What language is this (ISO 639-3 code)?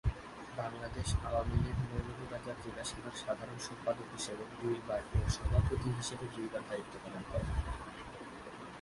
ben